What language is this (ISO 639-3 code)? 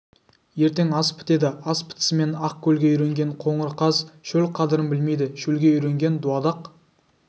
kaz